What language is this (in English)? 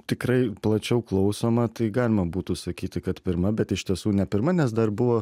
Lithuanian